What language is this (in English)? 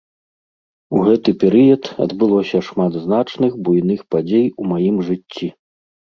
Belarusian